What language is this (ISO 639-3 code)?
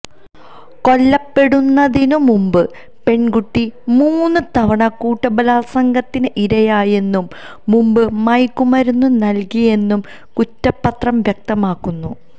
mal